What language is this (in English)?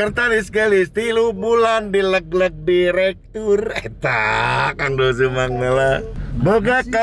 Indonesian